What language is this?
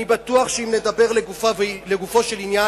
Hebrew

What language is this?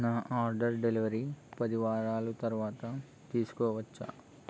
Telugu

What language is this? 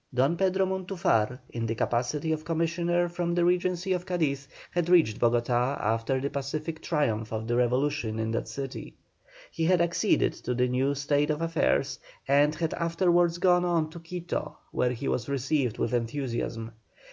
English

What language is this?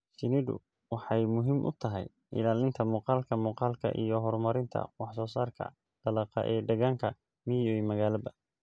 Somali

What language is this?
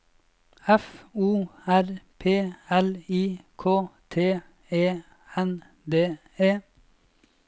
Norwegian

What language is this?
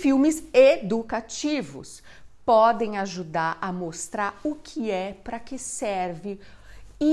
Portuguese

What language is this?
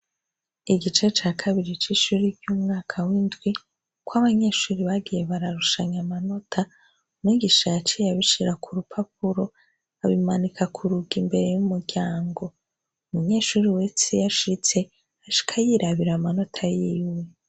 Rundi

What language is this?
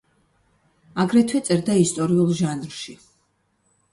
Georgian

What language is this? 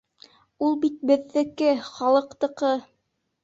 Bashkir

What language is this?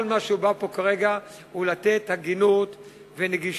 Hebrew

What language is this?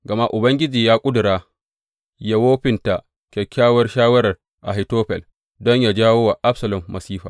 Hausa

